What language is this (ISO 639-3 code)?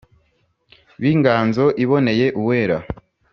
kin